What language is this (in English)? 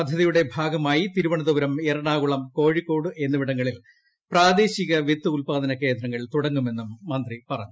Malayalam